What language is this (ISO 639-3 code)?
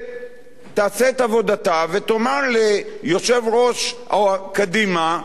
heb